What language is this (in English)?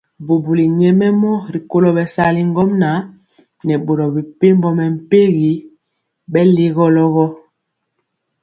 Mpiemo